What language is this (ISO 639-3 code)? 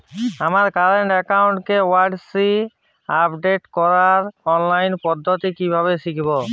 ben